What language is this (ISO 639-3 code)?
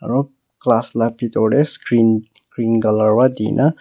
nag